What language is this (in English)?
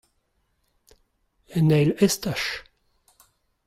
Breton